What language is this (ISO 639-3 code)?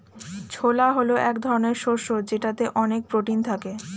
ben